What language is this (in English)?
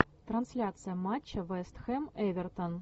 Russian